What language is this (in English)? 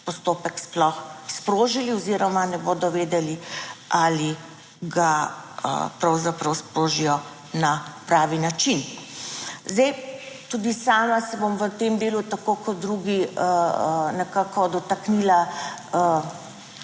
Slovenian